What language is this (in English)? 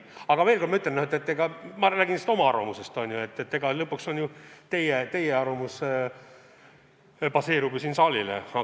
Estonian